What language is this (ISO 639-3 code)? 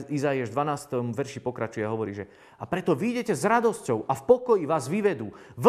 slk